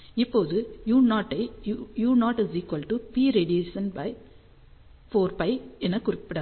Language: Tamil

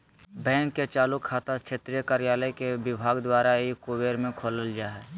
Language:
Magahi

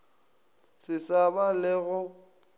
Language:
Northern Sotho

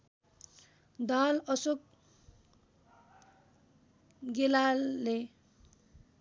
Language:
Nepali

